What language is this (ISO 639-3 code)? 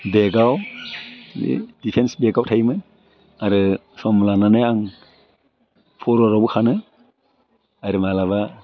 brx